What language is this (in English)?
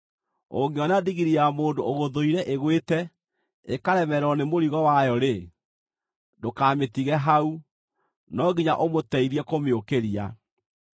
Kikuyu